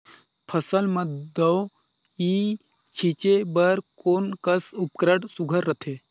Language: Chhattisgarhi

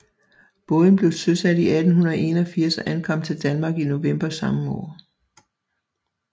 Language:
Danish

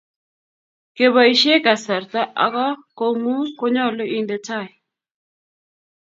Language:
Kalenjin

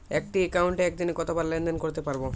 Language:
Bangla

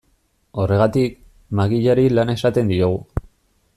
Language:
Basque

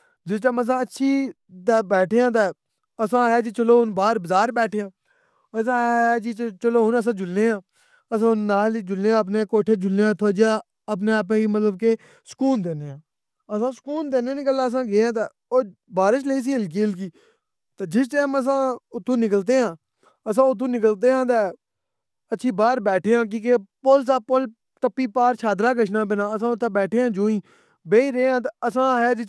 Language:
Pahari-Potwari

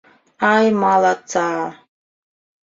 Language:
Bashkir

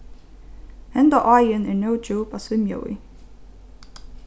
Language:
Faroese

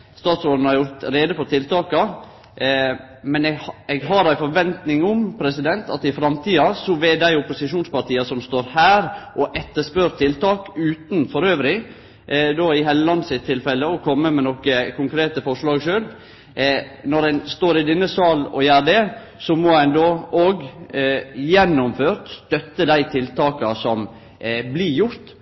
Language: Norwegian Nynorsk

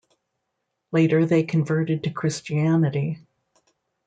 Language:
English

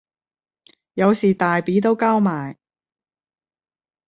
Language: Cantonese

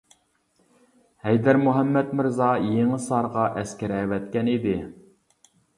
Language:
Uyghur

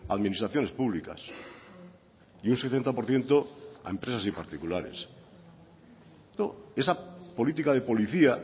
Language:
Spanish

